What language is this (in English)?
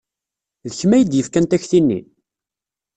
Kabyle